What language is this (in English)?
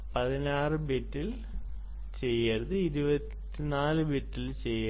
Malayalam